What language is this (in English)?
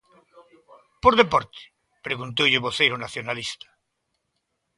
Galician